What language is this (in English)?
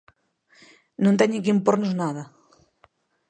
Galician